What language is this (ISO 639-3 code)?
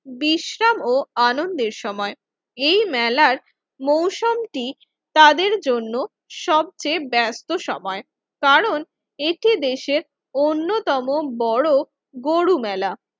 ben